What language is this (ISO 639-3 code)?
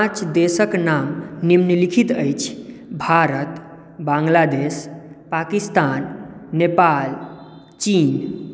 mai